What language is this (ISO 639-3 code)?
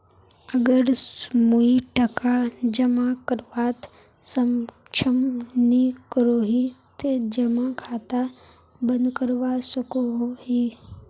mag